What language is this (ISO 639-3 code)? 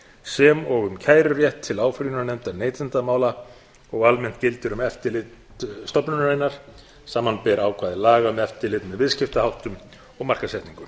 isl